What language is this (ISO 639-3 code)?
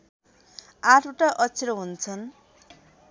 nep